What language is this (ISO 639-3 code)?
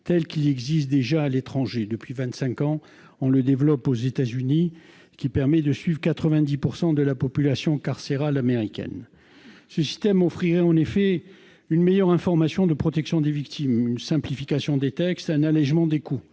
fra